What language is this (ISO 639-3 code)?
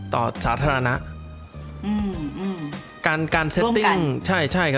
tha